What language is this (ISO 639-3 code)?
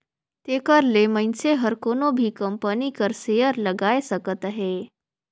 hne